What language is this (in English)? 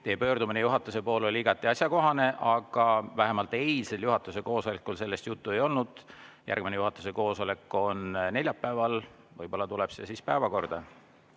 Estonian